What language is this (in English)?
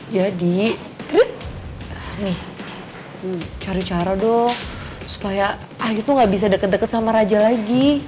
Indonesian